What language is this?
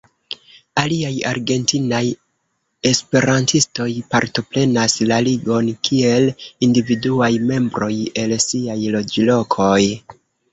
Esperanto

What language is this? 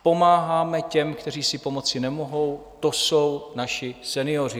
Czech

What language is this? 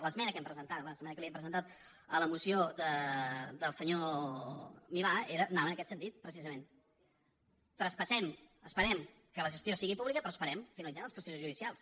Catalan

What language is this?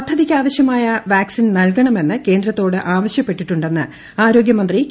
Malayalam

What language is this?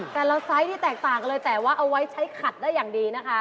Thai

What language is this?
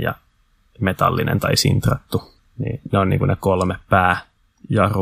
Finnish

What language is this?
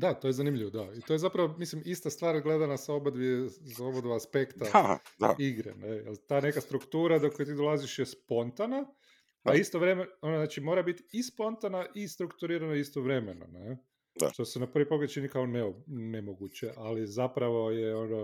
Croatian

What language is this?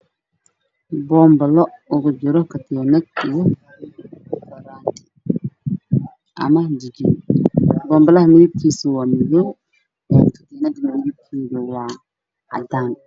Somali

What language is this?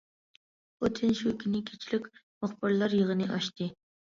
Uyghur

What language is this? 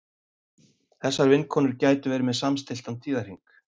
Icelandic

